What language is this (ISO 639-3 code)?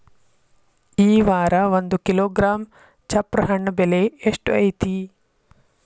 kan